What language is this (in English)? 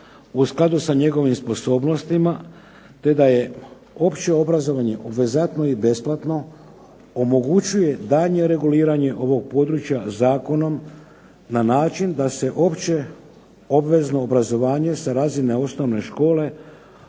Croatian